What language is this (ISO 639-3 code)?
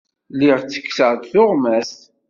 kab